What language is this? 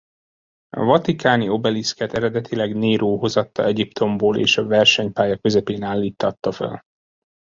Hungarian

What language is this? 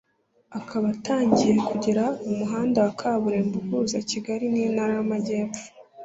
Kinyarwanda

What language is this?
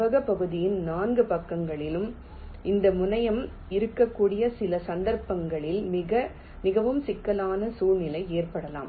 Tamil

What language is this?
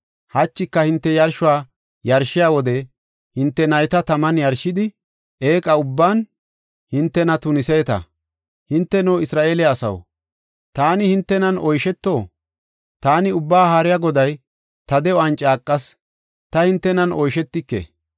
Gofa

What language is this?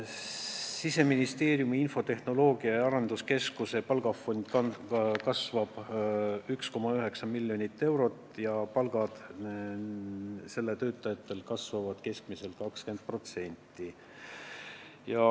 Estonian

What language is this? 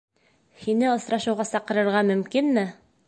Bashkir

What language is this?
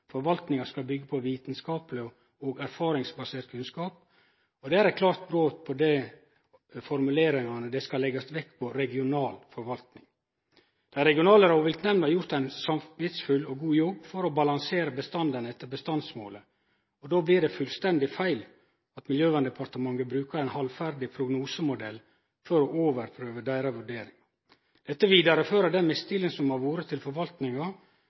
Norwegian Nynorsk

